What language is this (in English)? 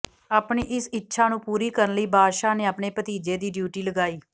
Punjabi